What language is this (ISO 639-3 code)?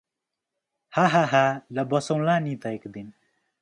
nep